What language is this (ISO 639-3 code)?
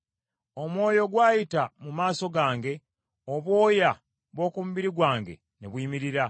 lug